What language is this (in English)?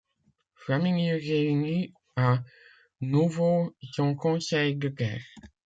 French